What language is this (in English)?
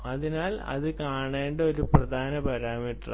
Malayalam